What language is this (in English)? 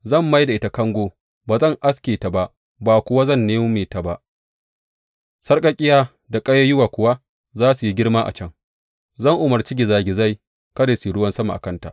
Hausa